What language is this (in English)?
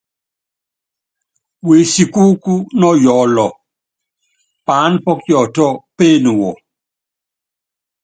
Yangben